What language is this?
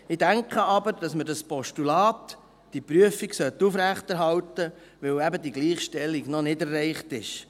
Swiss German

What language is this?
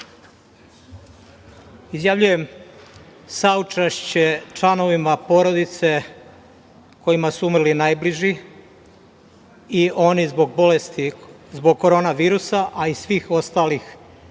Serbian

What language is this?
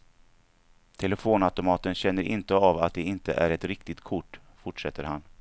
Swedish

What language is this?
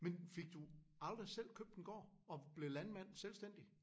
Danish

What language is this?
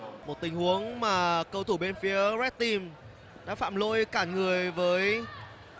Vietnamese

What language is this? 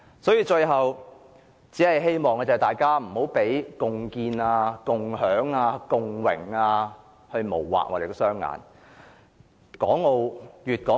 Cantonese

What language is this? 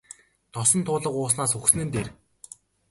Mongolian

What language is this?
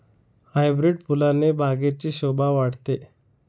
Marathi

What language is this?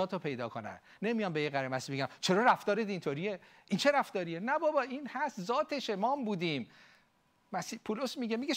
Persian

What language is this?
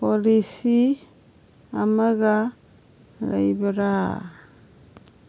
Manipuri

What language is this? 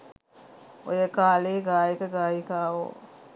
Sinhala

